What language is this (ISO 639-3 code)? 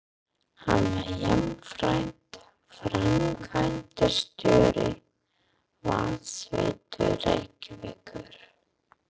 isl